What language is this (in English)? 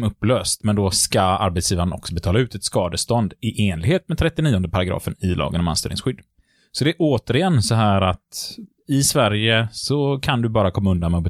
Swedish